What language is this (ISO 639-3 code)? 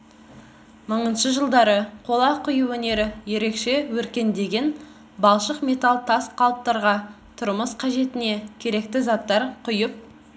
kaz